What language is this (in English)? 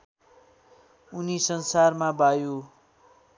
Nepali